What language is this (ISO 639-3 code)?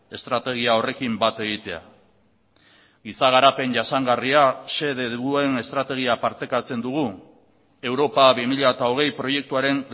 eus